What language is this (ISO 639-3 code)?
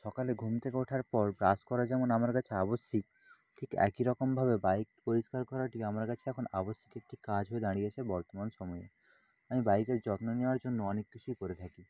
ben